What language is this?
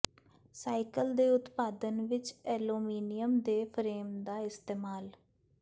Punjabi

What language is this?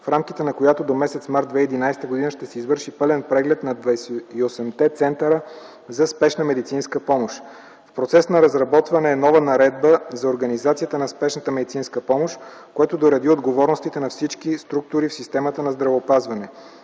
Bulgarian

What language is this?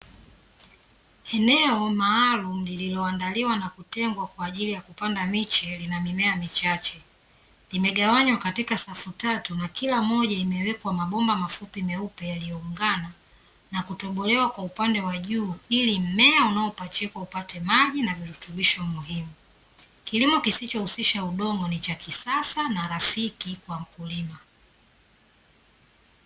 Swahili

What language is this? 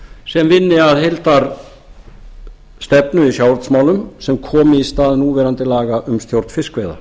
Icelandic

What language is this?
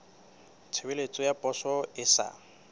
Southern Sotho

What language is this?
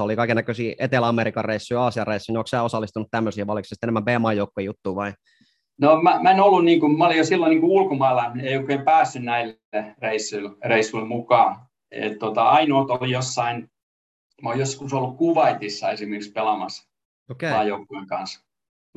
Finnish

